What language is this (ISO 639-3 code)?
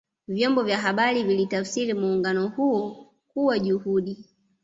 swa